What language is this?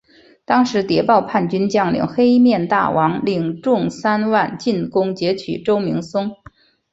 Chinese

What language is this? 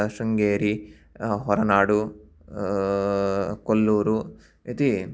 Sanskrit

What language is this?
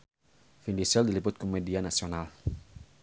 Sundanese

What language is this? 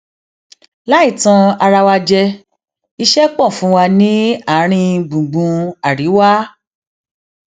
Yoruba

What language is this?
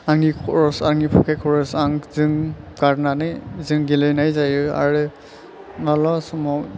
Bodo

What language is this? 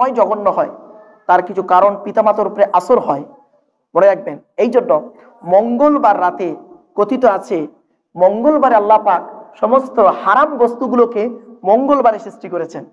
Indonesian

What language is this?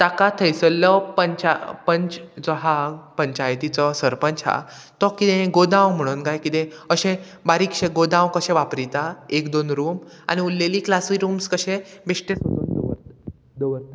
Konkani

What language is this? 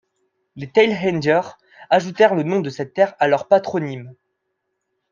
French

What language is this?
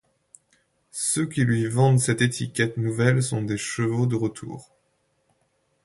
French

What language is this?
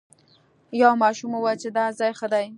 Pashto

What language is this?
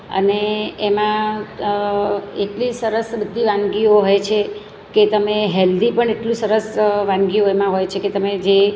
Gujarati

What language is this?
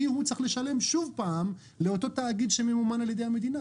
Hebrew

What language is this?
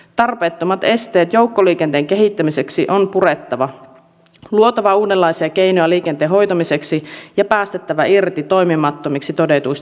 Finnish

